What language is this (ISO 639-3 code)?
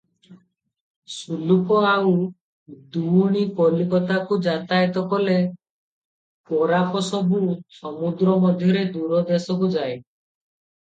ori